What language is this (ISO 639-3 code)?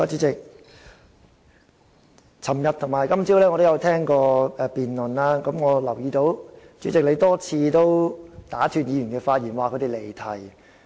yue